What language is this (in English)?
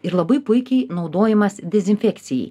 Lithuanian